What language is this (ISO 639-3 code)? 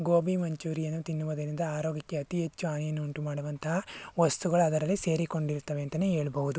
kan